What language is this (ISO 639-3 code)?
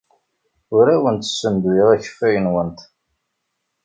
kab